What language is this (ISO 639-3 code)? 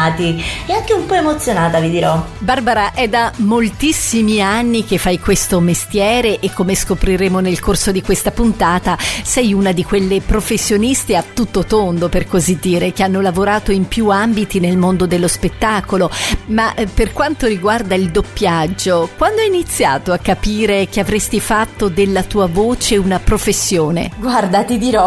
ita